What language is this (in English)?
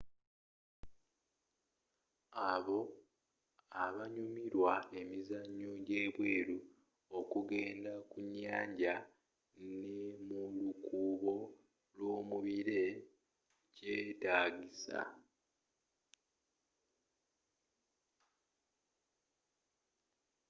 Ganda